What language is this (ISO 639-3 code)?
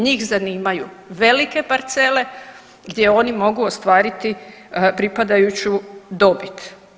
hrv